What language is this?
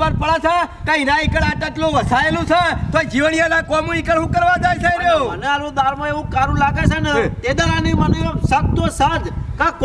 Gujarati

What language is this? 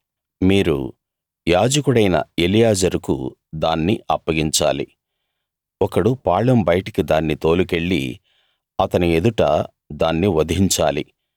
Telugu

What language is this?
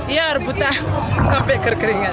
Indonesian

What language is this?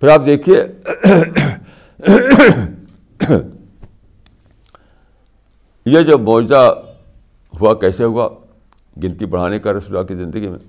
Urdu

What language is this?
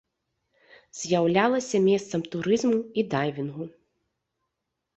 Belarusian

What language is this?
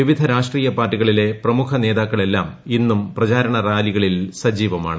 Malayalam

